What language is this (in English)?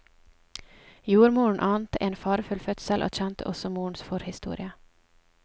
Norwegian